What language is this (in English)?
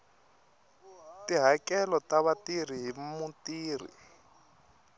Tsonga